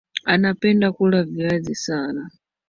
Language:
Swahili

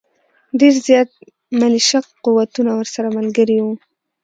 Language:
Pashto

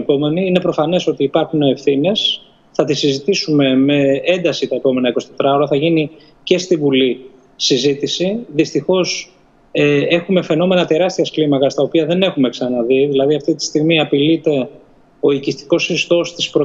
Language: Greek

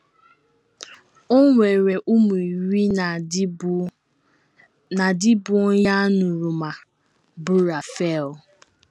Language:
Igbo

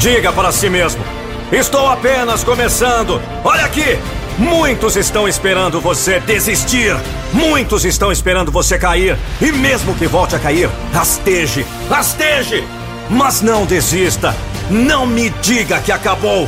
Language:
Portuguese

